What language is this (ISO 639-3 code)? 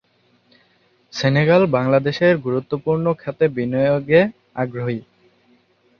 ben